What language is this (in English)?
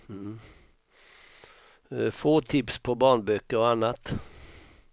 Swedish